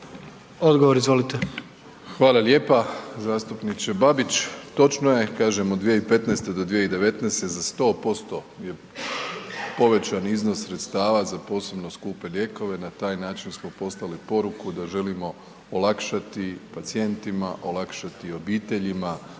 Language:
Croatian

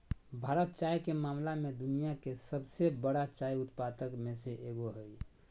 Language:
Magahi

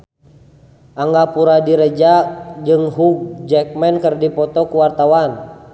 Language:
Sundanese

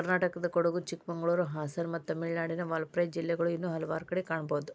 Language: Kannada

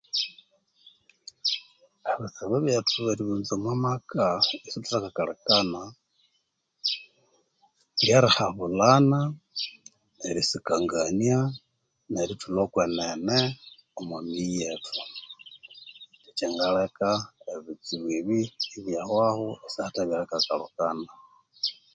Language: Konzo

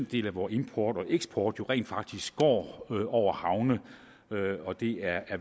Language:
Danish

